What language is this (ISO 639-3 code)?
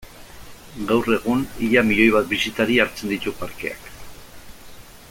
eus